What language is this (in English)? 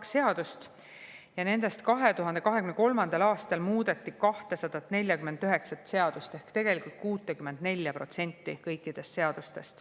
Estonian